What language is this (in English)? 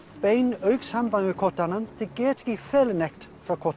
Icelandic